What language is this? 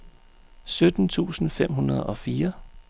Danish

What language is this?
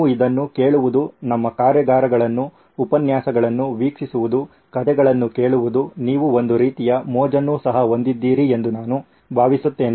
Kannada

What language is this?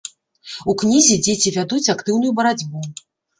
Belarusian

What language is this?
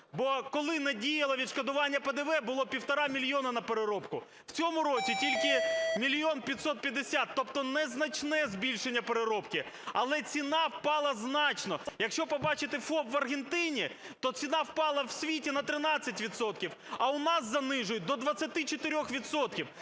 Ukrainian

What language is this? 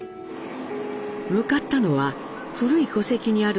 Japanese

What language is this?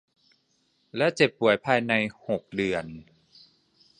Thai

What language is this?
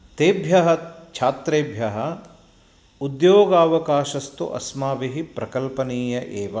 Sanskrit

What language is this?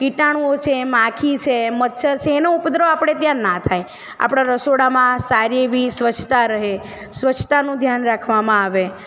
Gujarati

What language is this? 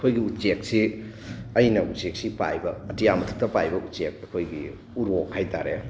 Manipuri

